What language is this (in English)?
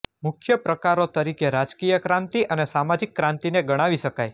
Gujarati